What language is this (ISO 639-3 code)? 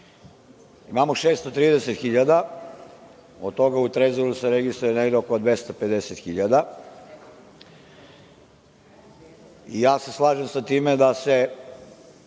srp